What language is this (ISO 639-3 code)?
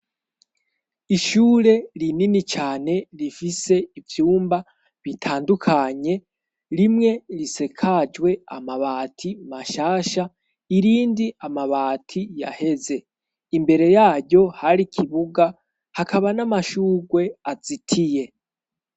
run